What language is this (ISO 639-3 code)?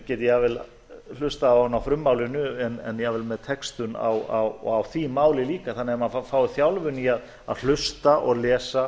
isl